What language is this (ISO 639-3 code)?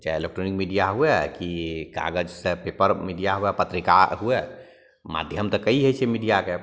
mai